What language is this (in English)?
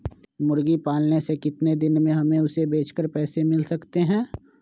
Magahi